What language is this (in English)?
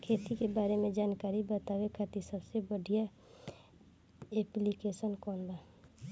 Bhojpuri